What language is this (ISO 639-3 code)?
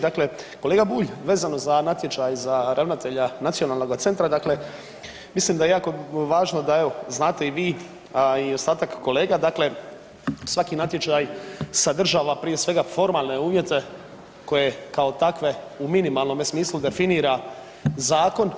hrv